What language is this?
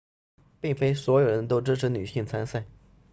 Chinese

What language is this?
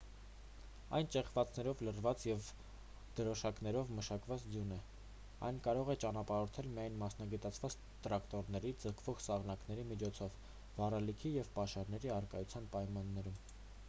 Armenian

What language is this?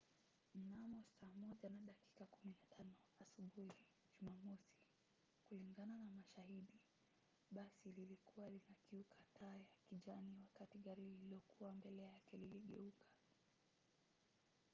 Swahili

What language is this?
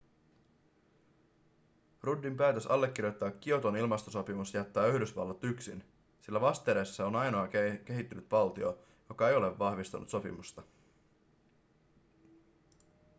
Finnish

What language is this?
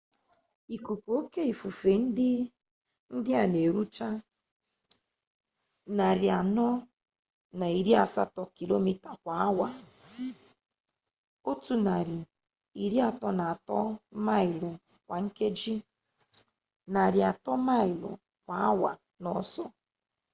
Igbo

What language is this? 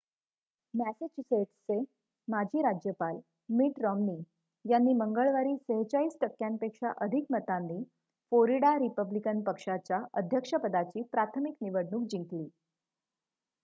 Marathi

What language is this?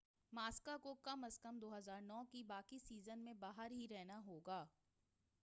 Urdu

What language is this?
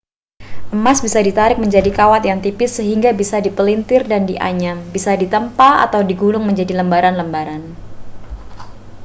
Indonesian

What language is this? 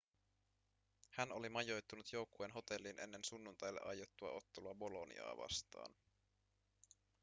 Finnish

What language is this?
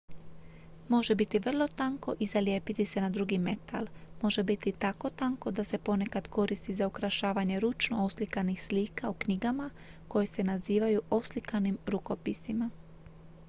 Croatian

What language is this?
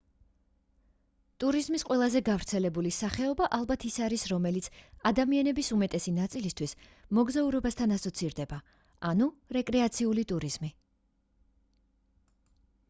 Georgian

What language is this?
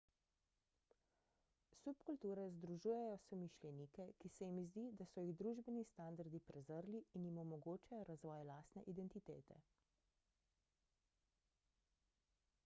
Slovenian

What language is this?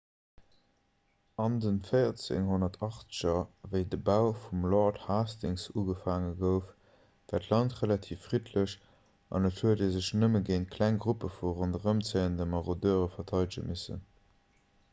Luxembourgish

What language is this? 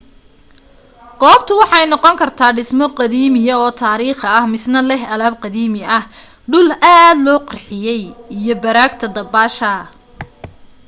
Somali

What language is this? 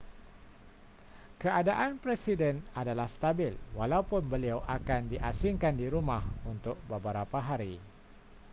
Malay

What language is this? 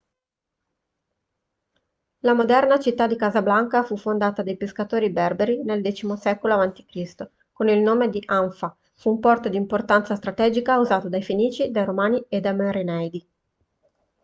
Italian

